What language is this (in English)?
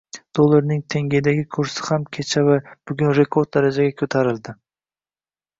Uzbek